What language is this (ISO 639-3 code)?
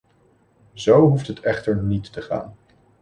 nld